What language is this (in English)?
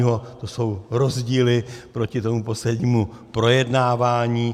Czech